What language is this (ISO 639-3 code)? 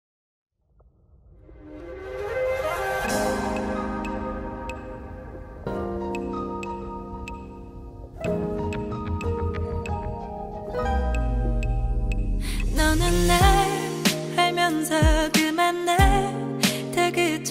eng